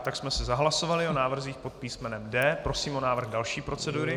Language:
Czech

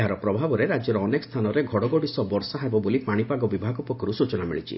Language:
Odia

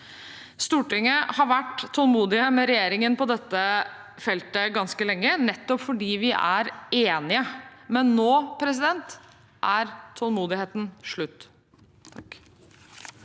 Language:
Norwegian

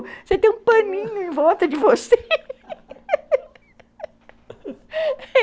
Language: Portuguese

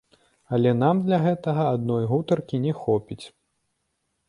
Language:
Belarusian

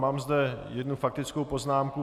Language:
Czech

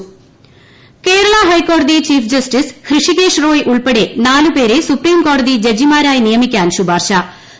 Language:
Malayalam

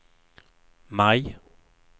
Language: Swedish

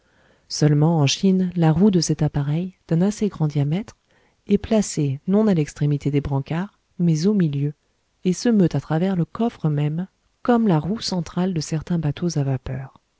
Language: French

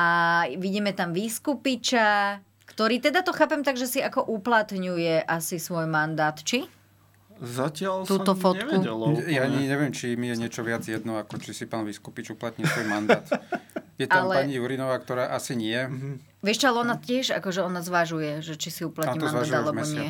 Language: Slovak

